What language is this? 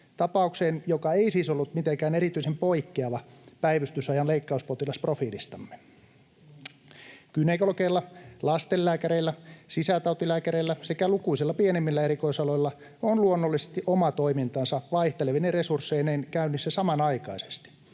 Finnish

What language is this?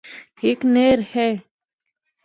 Northern Hindko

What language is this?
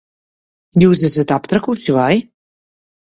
Latvian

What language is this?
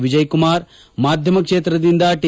Kannada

